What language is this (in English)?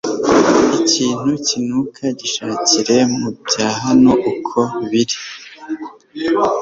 Kinyarwanda